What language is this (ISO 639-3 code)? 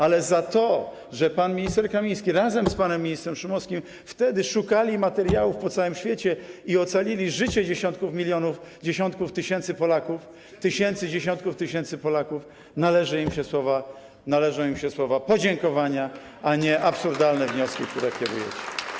pol